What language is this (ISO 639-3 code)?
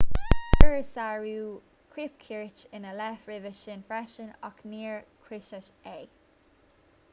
gle